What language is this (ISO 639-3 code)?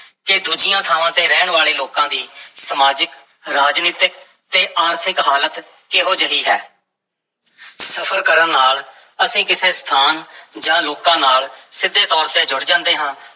pan